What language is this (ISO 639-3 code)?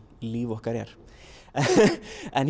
isl